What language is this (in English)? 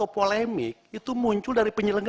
Indonesian